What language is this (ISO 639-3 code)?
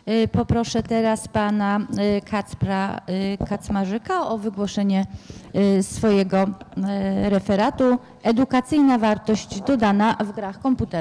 pol